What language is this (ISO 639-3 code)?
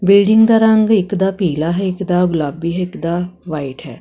pan